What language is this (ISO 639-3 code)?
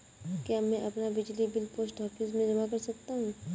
hin